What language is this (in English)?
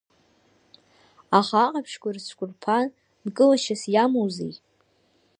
Abkhazian